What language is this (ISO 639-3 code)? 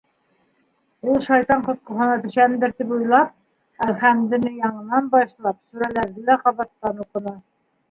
bak